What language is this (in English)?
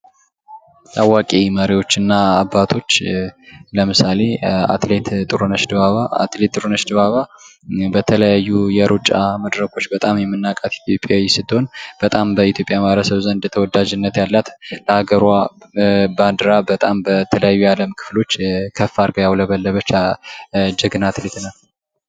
Amharic